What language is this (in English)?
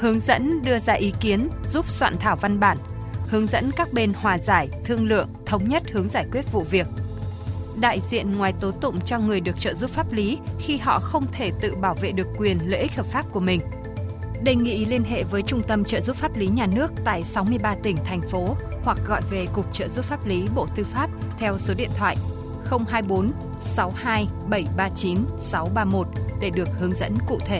Vietnamese